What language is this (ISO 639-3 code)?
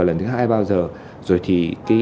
vie